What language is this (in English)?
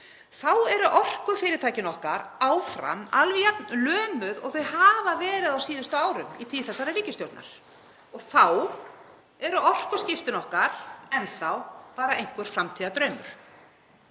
Icelandic